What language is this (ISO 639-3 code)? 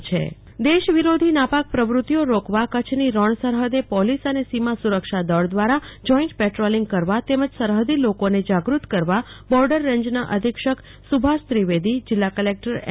guj